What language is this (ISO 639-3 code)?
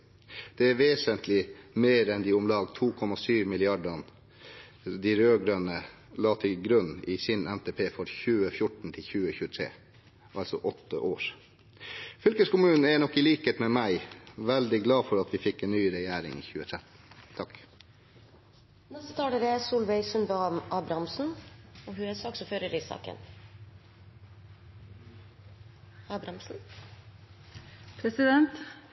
nor